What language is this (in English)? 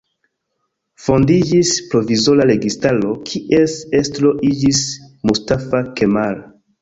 Esperanto